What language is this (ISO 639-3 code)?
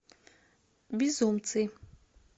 rus